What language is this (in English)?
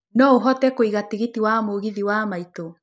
Kikuyu